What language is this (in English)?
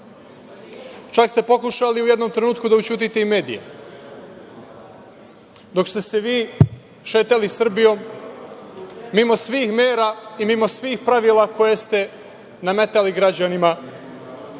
Serbian